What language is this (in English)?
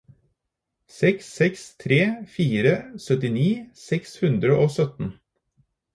Norwegian Bokmål